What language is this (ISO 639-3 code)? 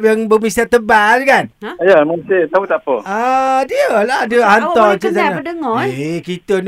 msa